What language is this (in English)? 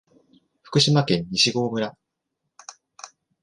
Japanese